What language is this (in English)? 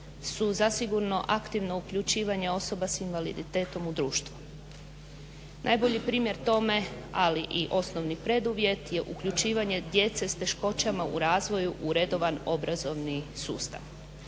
Croatian